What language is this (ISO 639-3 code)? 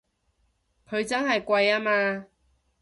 yue